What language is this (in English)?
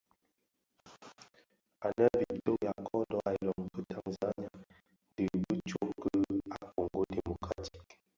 Bafia